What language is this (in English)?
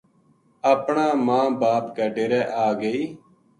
Gujari